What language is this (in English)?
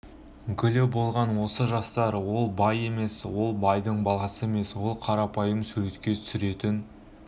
Kazakh